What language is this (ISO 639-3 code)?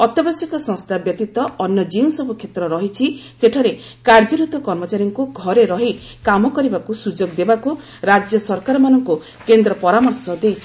ori